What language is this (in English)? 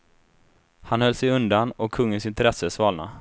Swedish